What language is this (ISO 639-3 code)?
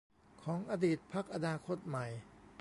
tha